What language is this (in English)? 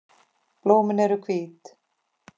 Icelandic